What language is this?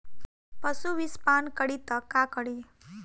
Bhojpuri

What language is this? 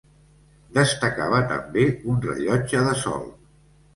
Catalan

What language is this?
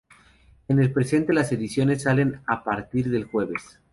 Spanish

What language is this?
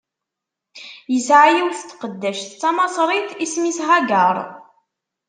Kabyle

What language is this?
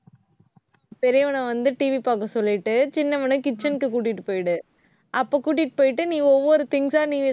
Tamil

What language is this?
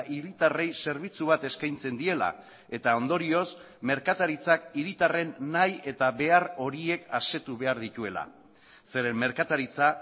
Basque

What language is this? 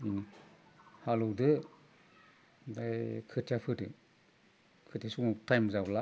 Bodo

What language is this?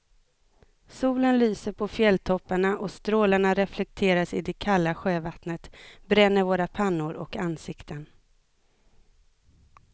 Swedish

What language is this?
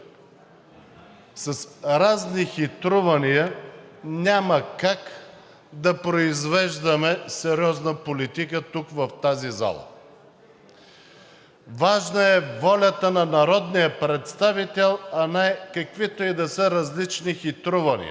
Bulgarian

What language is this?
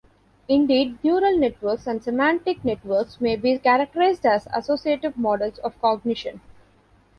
English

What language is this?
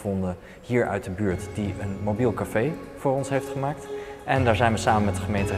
Dutch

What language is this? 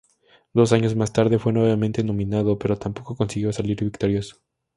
Spanish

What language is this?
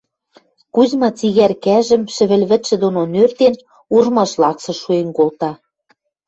Western Mari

